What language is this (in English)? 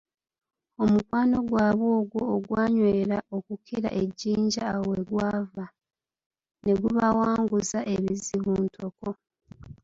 Ganda